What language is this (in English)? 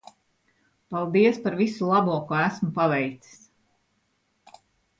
Latvian